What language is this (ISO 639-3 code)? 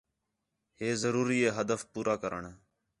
xhe